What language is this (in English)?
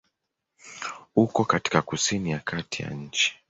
Swahili